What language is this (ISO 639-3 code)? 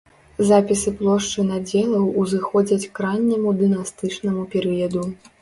bel